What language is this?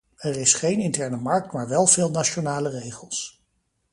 Dutch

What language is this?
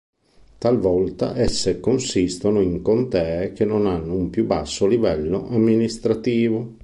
Italian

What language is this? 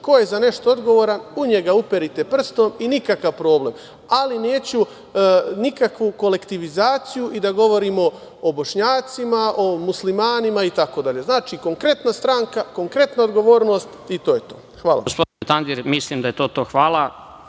Serbian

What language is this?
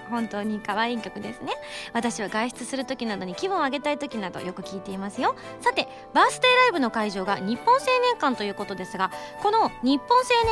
Japanese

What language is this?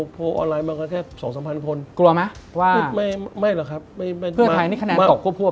Thai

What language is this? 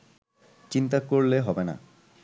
Bangla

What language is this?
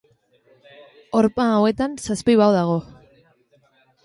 Basque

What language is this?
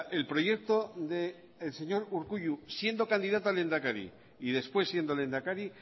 Spanish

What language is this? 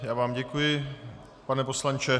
Czech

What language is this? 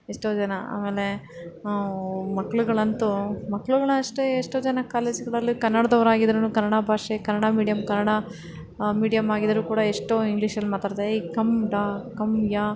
Kannada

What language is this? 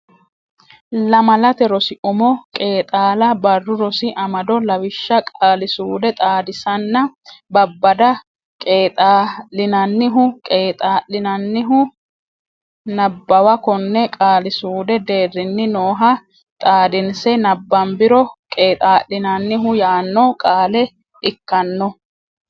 Sidamo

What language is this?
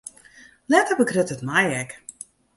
Western Frisian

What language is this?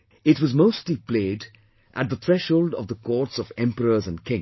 English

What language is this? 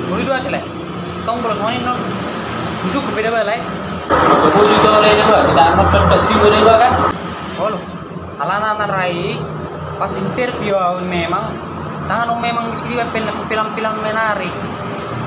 Indonesian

